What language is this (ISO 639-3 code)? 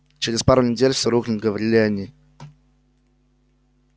rus